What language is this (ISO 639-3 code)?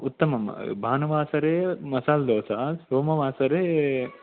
san